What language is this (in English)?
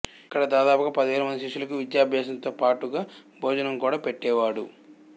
Telugu